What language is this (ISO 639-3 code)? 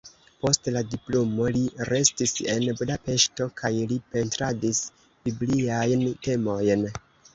epo